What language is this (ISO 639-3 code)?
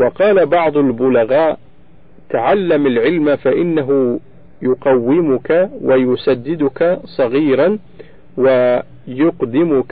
ara